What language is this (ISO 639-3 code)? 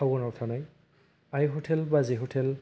brx